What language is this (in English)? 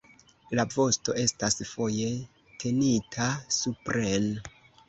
Esperanto